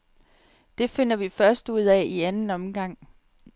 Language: Danish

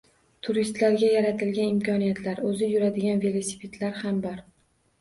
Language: Uzbek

